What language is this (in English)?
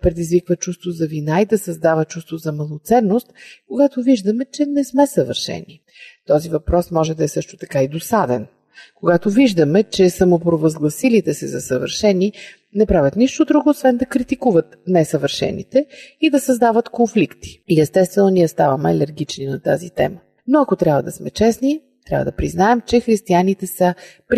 Bulgarian